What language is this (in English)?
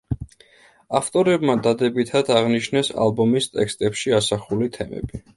Georgian